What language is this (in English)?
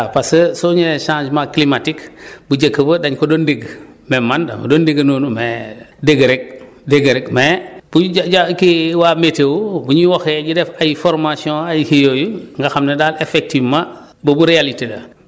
Wolof